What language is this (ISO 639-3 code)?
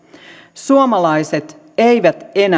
fin